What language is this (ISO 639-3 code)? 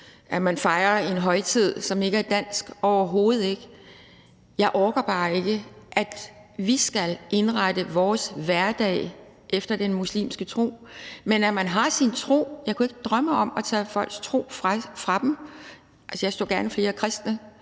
dan